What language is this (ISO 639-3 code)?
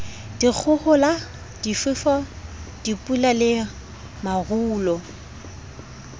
sot